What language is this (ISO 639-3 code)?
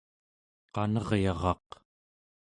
esu